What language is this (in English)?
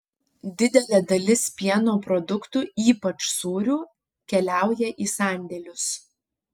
Lithuanian